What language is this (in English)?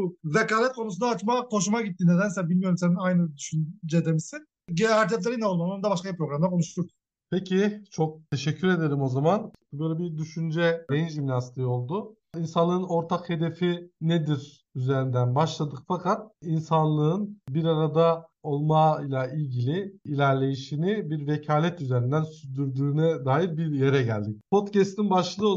Turkish